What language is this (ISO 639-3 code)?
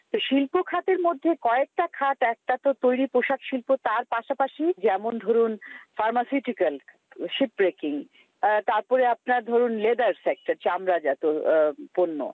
ben